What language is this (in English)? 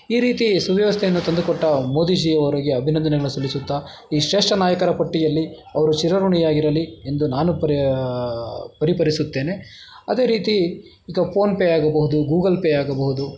Kannada